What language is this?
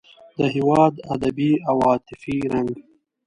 Pashto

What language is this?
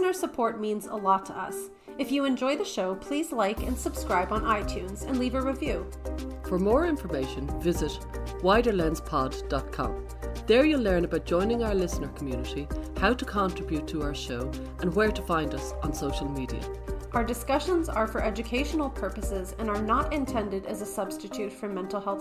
English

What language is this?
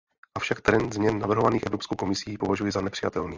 Czech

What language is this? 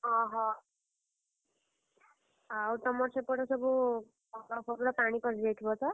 Odia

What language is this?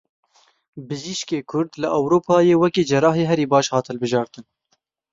Kurdish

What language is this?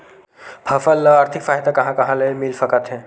Chhattisgarhi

